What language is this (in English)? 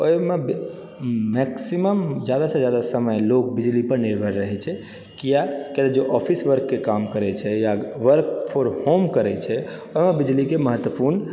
Maithili